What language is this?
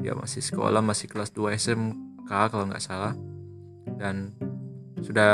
Indonesian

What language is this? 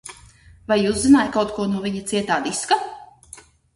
Latvian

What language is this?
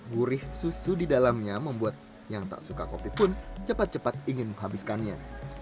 Indonesian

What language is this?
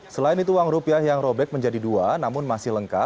Indonesian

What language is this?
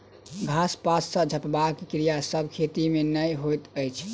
Maithili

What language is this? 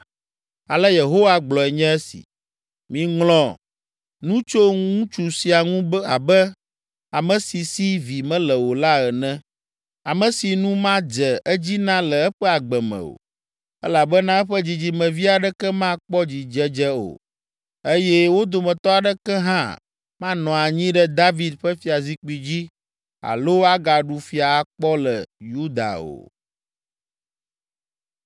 Ewe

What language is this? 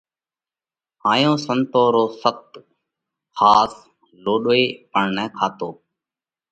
Parkari Koli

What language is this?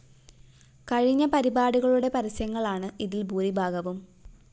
Malayalam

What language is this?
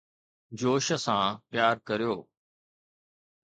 Sindhi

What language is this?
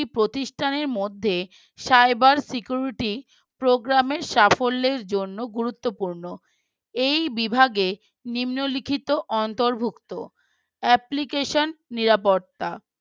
Bangla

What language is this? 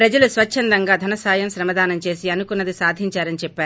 Telugu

